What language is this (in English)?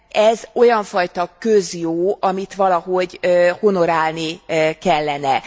Hungarian